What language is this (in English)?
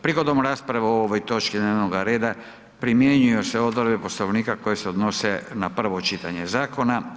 Croatian